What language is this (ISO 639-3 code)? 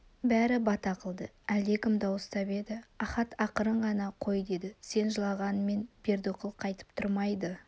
kaz